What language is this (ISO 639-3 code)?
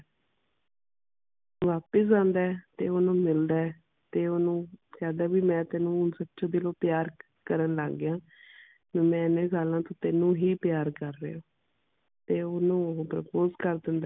pan